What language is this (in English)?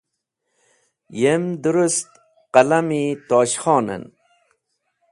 Wakhi